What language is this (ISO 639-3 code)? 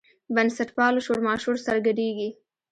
pus